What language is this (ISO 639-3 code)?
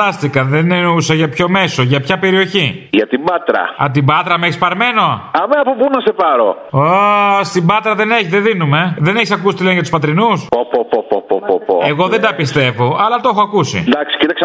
ell